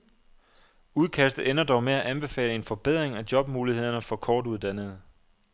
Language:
Danish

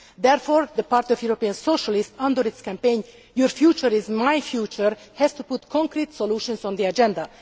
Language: English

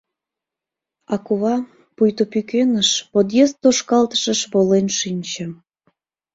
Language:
Mari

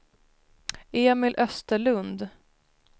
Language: Swedish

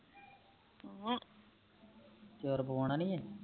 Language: Punjabi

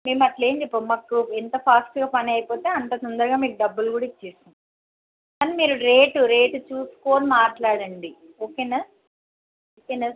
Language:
Telugu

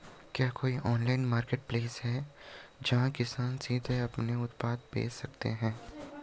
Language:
Hindi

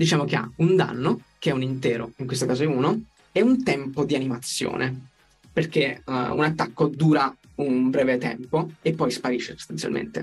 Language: Italian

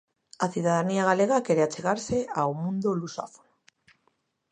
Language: Galician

